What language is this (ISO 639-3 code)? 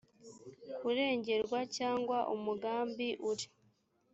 kin